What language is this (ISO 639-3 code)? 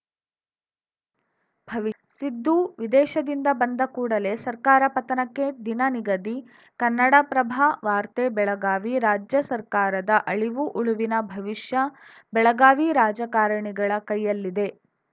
kan